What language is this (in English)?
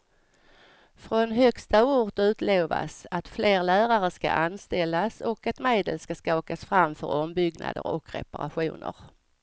Swedish